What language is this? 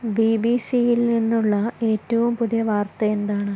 Malayalam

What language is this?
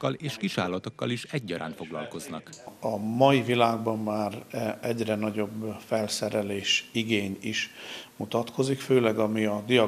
Hungarian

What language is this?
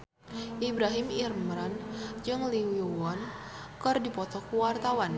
Sundanese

